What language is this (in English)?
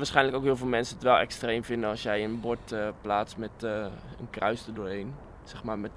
Dutch